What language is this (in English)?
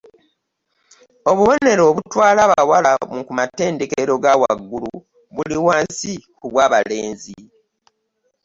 Ganda